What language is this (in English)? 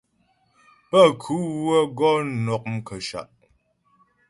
Ghomala